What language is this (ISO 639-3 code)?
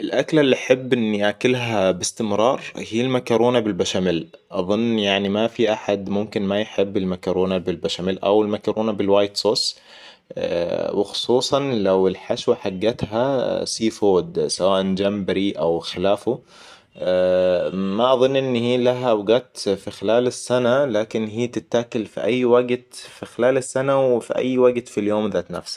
acw